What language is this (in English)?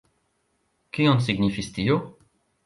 Esperanto